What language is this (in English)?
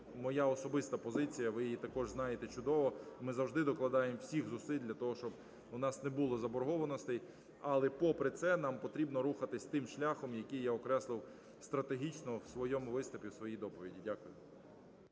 Ukrainian